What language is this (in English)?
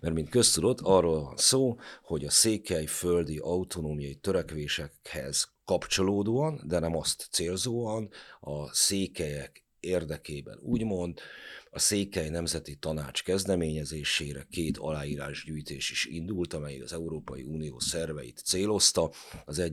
Hungarian